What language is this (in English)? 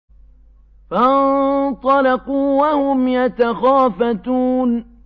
Arabic